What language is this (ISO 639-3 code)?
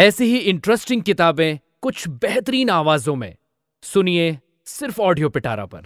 hin